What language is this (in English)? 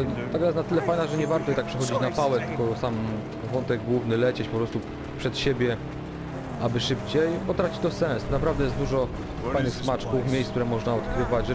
Polish